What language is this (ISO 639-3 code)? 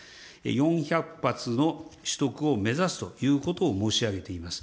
jpn